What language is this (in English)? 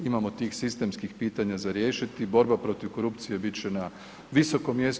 Croatian